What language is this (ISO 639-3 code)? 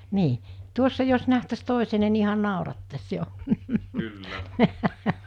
fin